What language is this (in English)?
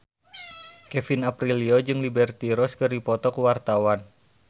Sundanese